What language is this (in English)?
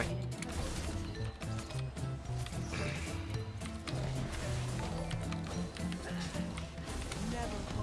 Vietnamese